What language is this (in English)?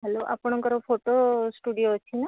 Odia